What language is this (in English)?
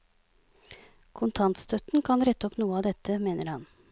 Norwegian